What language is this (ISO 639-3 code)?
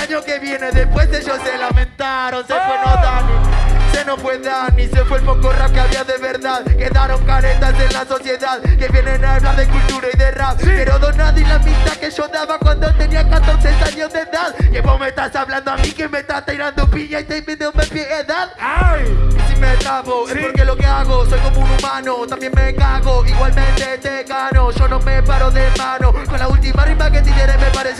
spa